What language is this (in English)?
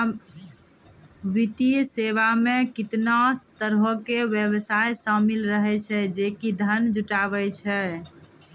Maithili